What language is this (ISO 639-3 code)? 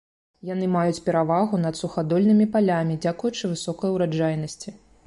bel